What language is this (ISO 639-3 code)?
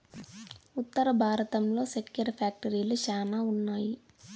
tel